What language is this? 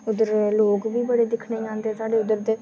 Dogri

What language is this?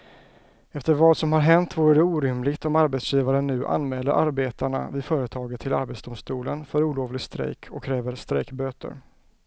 Swedish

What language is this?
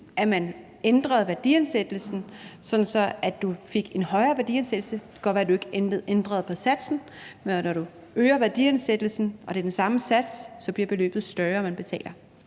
Danish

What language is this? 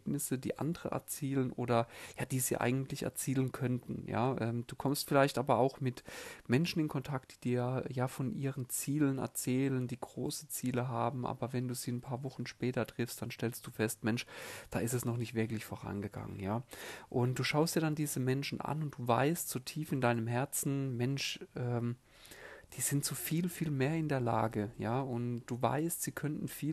German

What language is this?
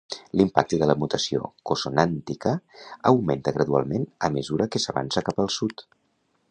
Catalan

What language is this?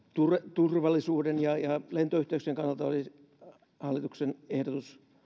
Finnish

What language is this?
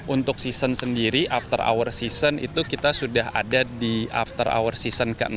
Indonesian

